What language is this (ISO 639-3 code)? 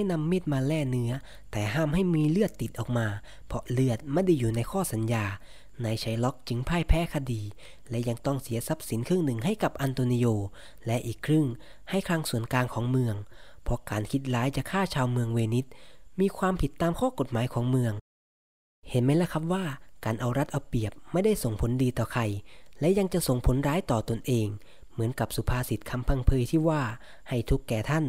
tha